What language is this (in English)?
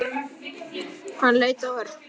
Icelandic